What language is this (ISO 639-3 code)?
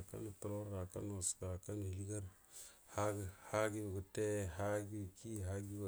bdm